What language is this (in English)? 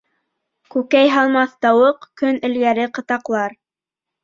Bashkir